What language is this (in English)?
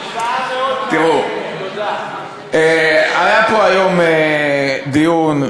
Hebrew